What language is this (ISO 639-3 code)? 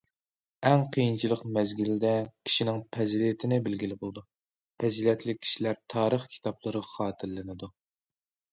uig